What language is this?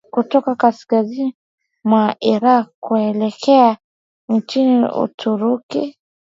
Swahili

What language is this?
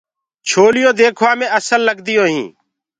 Gurgula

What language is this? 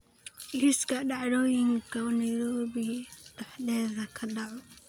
Somali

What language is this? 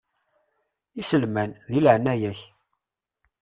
Kabyle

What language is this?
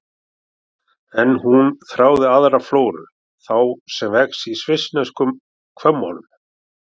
Icelandic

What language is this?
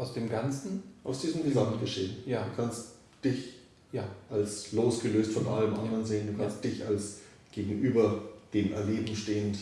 German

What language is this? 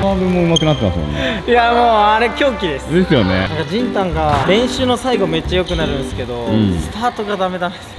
Japanese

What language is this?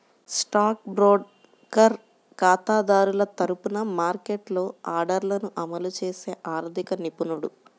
Telugu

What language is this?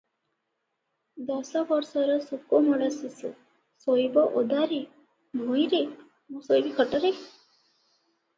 Odia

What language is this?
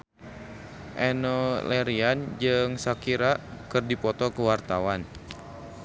Sundanese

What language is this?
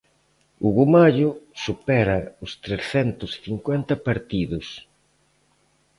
Galician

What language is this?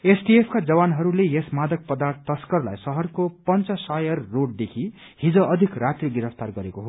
Nepali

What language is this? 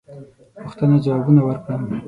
Pashto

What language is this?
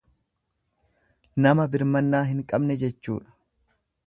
Oromo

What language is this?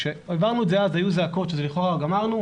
Hebrew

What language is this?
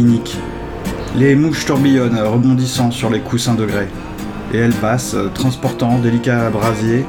French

